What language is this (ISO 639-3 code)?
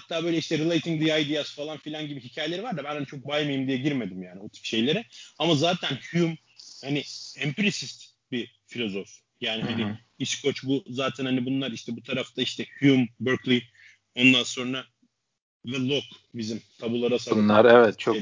tur